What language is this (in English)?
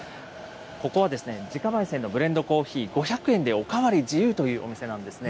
Japanese